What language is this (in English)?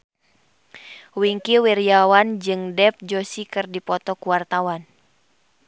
Sundanese